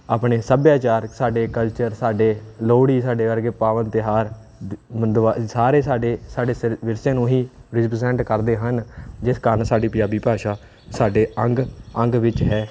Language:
Punjabi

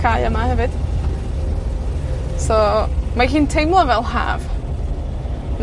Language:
Welsh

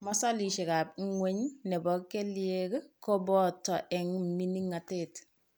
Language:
Kalenjin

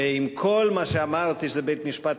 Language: Hebrew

